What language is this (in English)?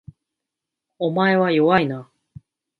Japanese